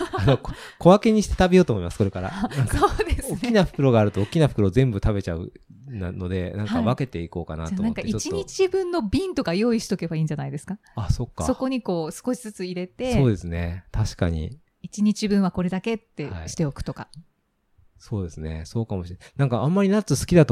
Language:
Japanese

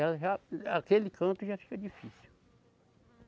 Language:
Portuguese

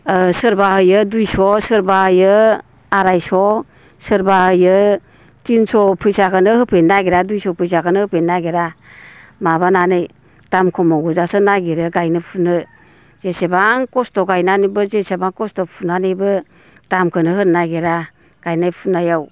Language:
Bodo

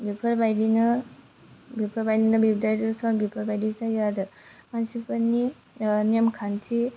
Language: Bodo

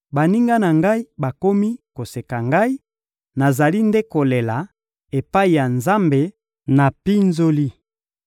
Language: Lingala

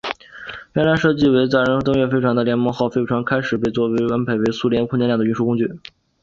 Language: Chinese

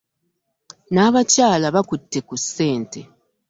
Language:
Ganda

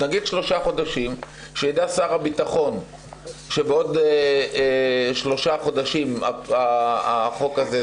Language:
Hebrew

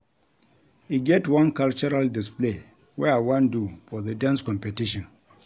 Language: Nigerian Pidgin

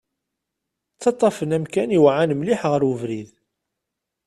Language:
Kabyle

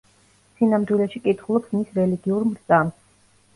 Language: Georgian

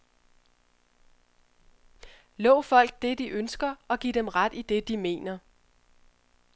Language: Danish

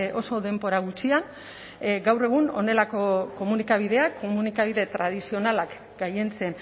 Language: Basque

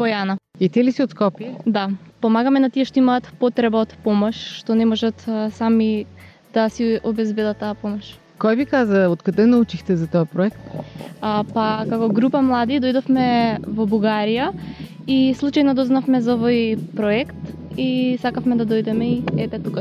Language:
Bulgarian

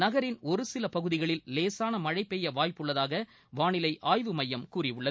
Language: Tamil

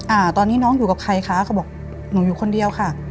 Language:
Thai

